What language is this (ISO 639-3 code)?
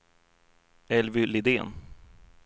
swe